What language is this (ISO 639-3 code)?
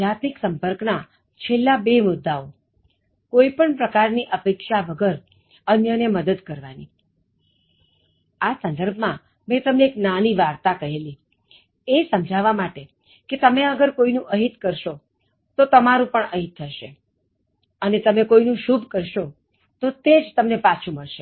guj